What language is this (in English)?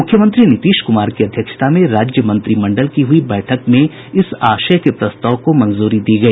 Hindi